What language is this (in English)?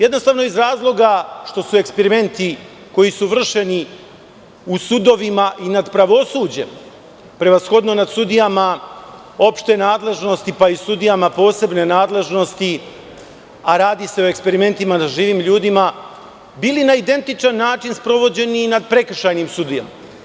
Serbian